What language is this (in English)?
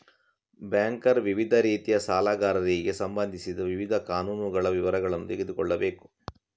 Kannada